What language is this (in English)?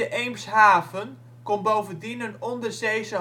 Dutch